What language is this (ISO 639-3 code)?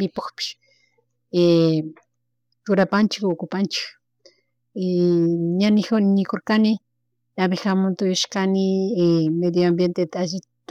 qug